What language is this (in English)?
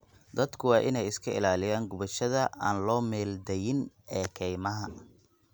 Somali